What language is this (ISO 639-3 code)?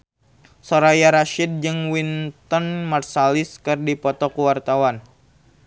sun